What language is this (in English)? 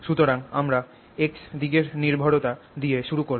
Bangla